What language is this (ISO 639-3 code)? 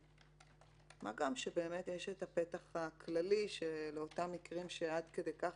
heb